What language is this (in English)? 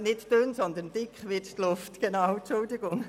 Swiss German